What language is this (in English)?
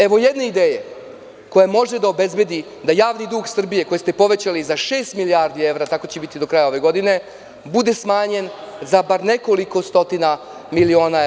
Serbian